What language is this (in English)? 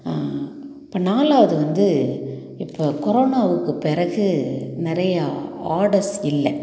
Tamil